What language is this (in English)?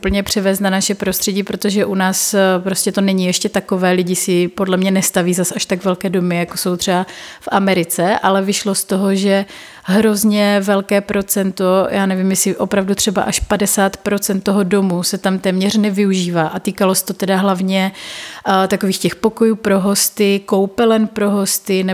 Czech